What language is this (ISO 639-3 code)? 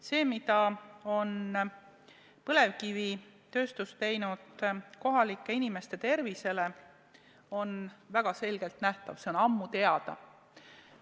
est